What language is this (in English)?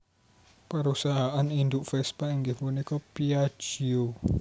Javanese